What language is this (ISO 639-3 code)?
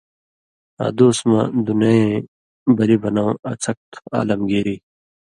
mvy